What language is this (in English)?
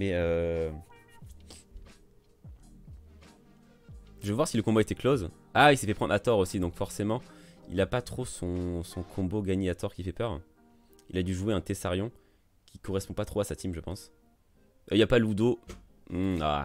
French